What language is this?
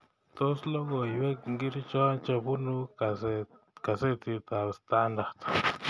Kalenjin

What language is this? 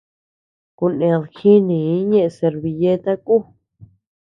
Tepeuxila Cuicatec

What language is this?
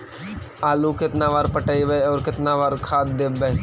Magahi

